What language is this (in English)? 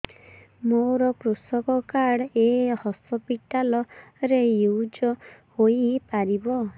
Odia